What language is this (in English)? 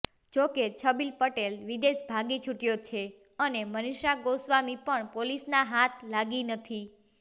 Gujarati